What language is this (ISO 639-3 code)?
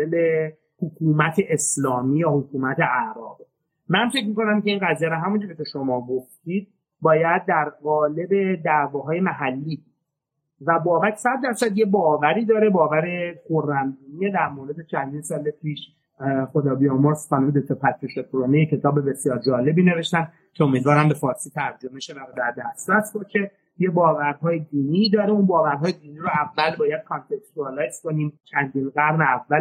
fas